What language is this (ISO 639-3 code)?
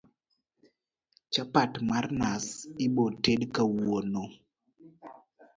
luo